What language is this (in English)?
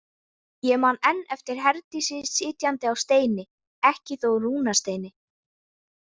Icelandic